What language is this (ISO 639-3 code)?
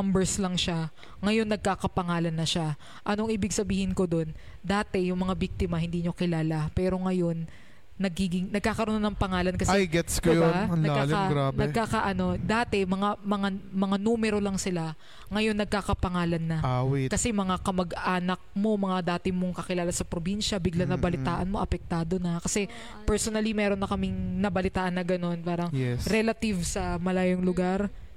fil